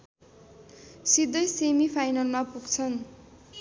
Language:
Nepali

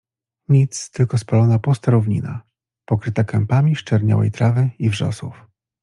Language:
Polish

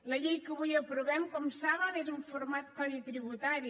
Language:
Catalan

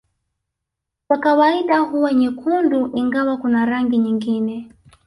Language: Swahili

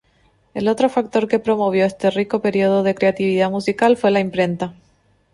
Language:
Spanish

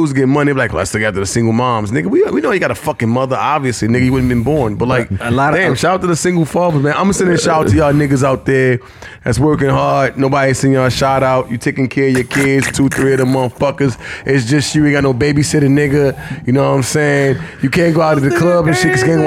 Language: English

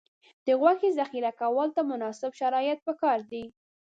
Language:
Pashto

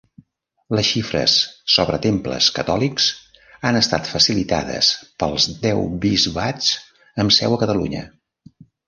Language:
Catalan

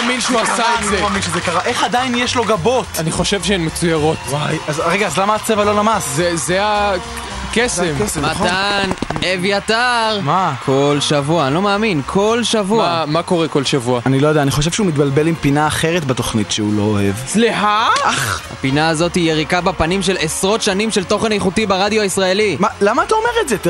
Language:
Hebrew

